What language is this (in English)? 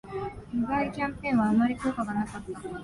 Japanese